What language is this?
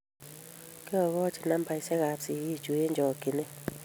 Kalenjin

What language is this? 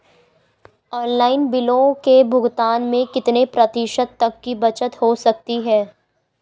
Hindi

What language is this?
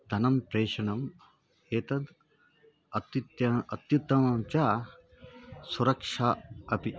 Sanskrit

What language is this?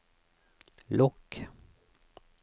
Norwegian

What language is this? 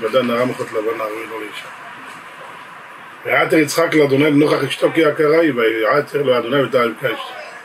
Hebrew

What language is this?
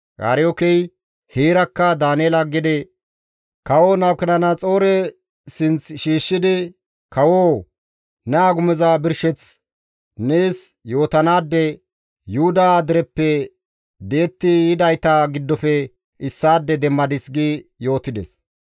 Gamo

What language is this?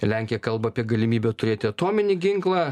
Lithuanian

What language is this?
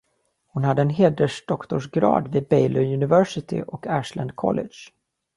Swedish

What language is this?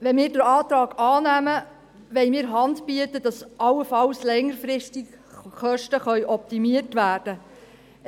Swiss German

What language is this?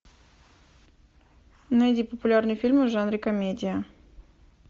Russian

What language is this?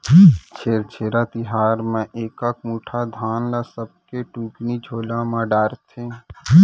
Chhattisgarhi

